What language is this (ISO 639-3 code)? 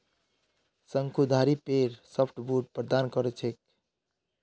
mag